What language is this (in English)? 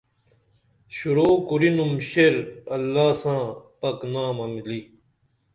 Dameli